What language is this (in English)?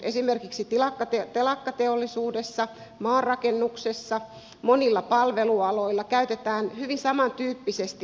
Finnish